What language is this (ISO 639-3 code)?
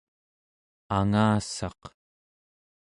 esu